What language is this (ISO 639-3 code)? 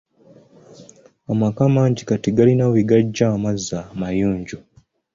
lug